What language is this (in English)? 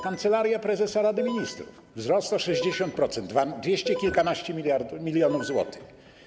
Polish